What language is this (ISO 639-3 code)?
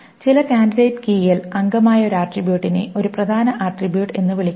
mal